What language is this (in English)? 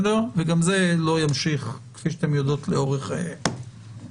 Hebrew